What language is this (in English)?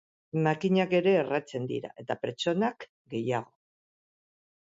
Basque